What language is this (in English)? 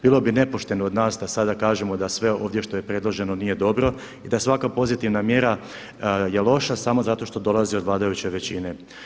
Croatian